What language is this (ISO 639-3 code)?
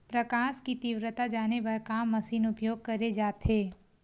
hne